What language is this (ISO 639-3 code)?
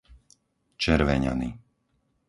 slk